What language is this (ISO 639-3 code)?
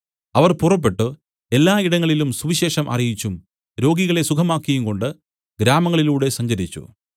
mal